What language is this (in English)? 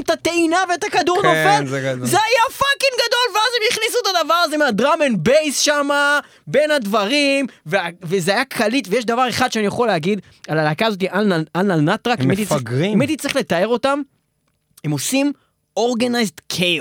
Hebrew